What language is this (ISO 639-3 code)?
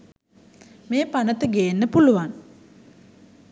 sin